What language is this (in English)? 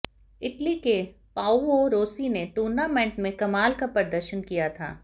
Hindi